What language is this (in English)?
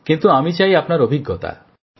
Bangla